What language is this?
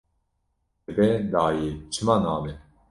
Kurdish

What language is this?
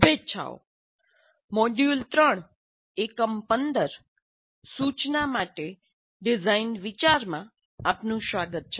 Gujarati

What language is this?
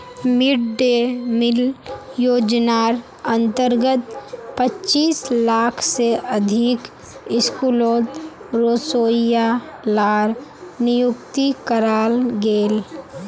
Magahi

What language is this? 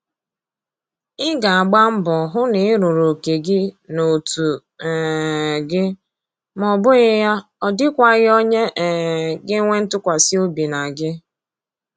Igbo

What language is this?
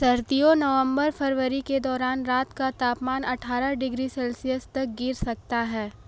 Hindi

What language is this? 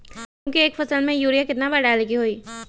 Magahi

